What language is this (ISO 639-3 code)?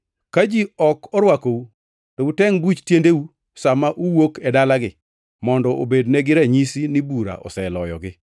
luo